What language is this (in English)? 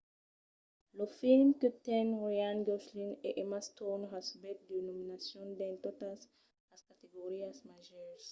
Occitan